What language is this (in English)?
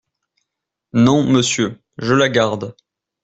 French